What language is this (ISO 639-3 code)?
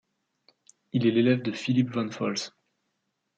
fra